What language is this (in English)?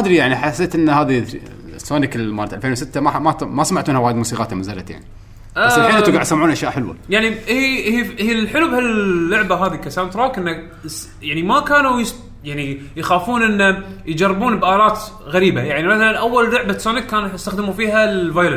Arabic